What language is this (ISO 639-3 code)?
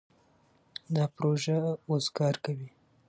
pus